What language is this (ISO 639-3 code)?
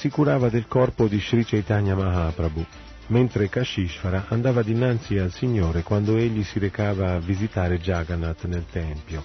ita